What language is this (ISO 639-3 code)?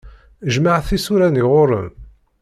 kab